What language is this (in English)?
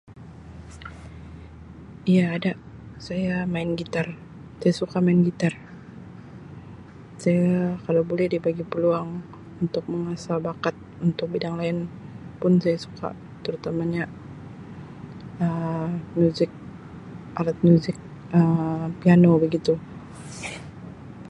Sabah Malay